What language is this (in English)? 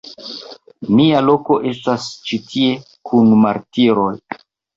Esperanto